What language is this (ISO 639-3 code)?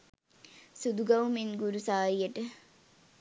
sin